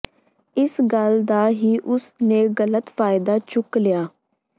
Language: Punjabi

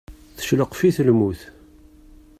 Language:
Kabyle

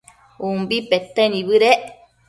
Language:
Matsés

